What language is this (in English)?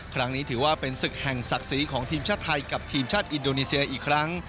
Thai